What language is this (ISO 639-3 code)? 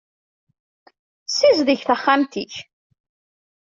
kab